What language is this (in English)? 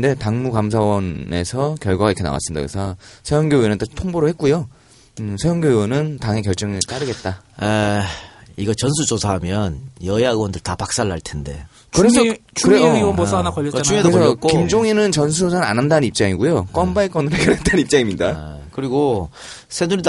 Korean